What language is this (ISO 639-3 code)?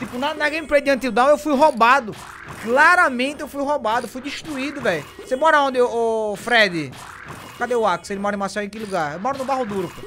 por